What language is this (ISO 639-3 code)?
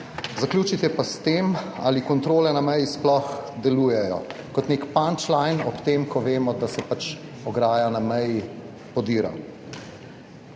slv